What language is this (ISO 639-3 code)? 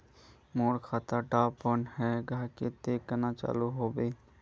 mag